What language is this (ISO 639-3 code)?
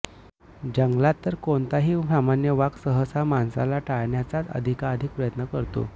mar